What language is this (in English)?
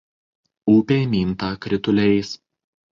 Lithuanian